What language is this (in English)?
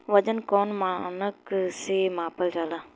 Bhojpuri